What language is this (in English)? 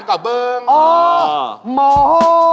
Thai